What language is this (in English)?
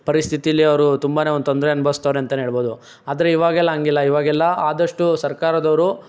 Kannada